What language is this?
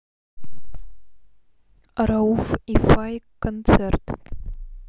Russian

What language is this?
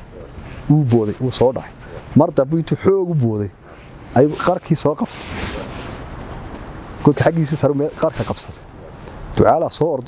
Arabic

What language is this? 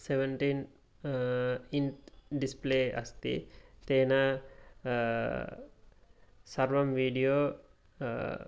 Sanskrit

